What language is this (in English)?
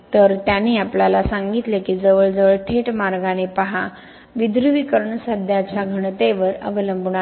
Marathi